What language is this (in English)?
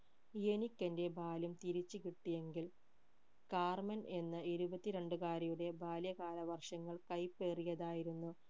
Malayalam